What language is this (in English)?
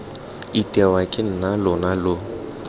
Tswana